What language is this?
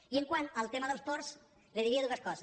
Catalan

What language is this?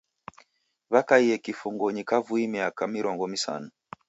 Taita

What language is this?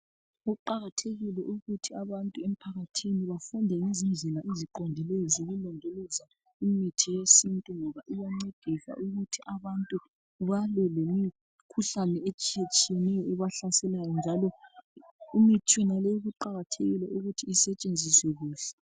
North Ndebele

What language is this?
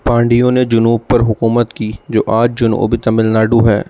Urdu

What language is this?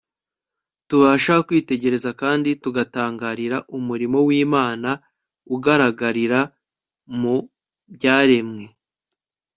Kinyarwanda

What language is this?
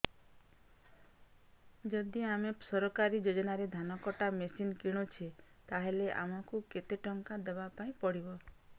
Odia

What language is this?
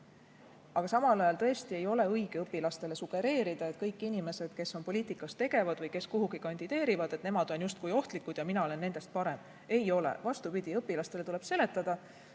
Estonian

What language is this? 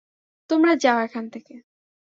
Bangla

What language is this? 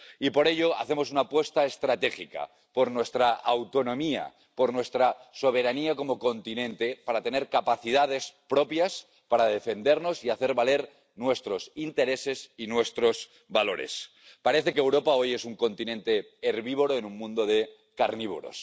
Spanish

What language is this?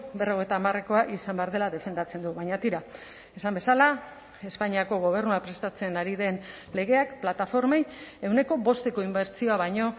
Basque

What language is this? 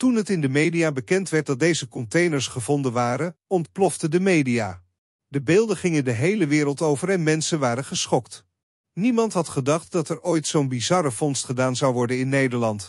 Dutch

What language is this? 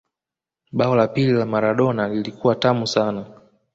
Swahili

